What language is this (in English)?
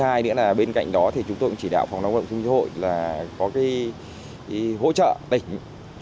Vietnamese